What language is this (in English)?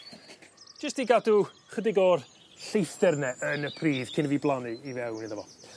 Welsh